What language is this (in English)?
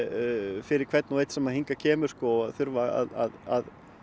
Icelandic